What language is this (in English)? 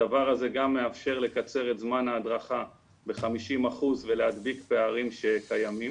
Hebrew